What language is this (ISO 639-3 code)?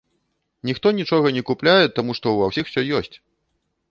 bel